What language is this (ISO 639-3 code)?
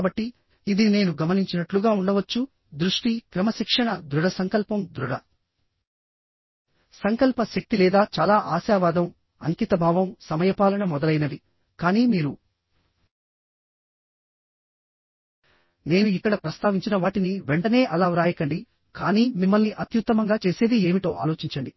tel